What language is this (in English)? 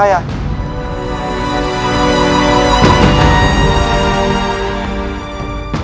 Indonesian